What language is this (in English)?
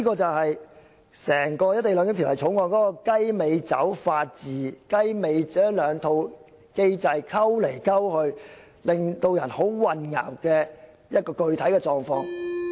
Cantonese